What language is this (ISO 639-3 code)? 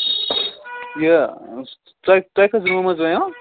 kas